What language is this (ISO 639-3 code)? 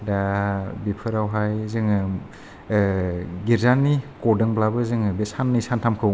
brx